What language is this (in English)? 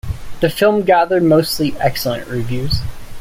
English